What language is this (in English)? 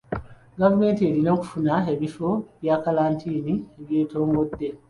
Ganda